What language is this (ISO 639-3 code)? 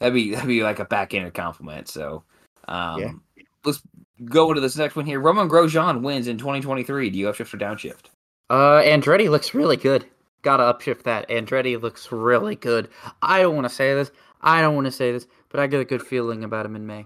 eng